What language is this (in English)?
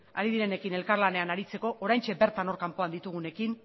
Basque